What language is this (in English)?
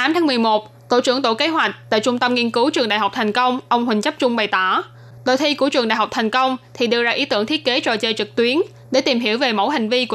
Vietnamese